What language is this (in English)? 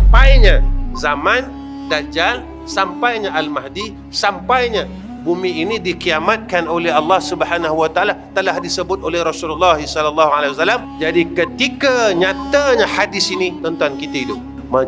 Malay